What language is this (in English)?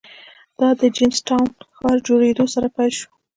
Pashto